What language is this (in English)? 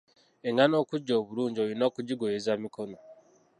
Ganda